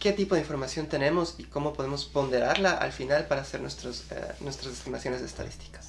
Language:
Spanish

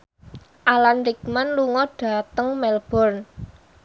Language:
Javanese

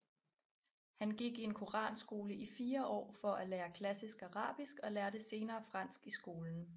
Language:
Danish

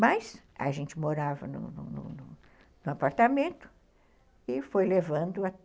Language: Portuguese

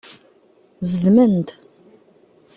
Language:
Kabyle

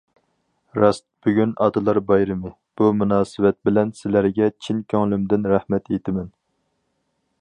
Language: Uyghur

